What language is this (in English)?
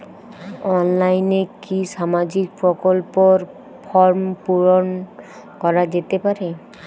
Bangla